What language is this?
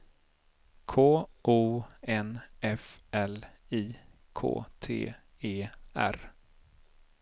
Swedish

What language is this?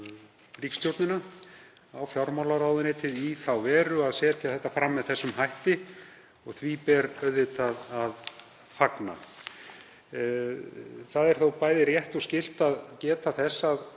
Icelandic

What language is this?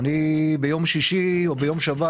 Hebrew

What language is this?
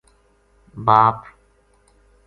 Gujari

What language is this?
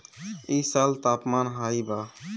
Bhojpuri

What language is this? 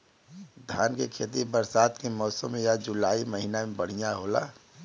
Bhojpuri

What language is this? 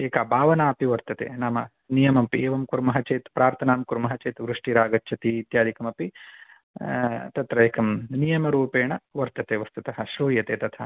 Sanskrit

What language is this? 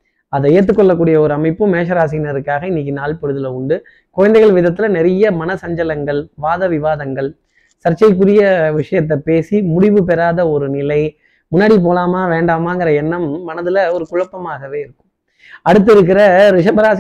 Tamil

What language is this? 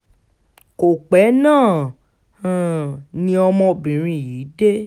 Yoruba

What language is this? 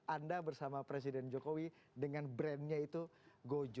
Indonesian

